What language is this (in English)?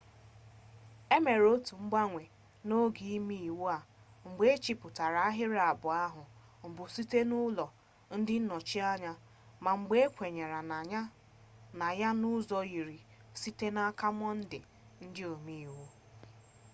Igbo